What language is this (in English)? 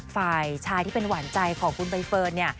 Thai